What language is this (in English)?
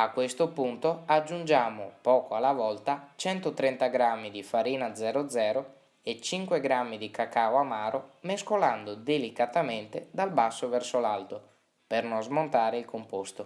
Italian